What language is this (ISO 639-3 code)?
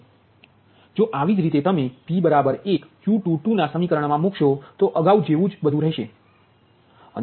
guj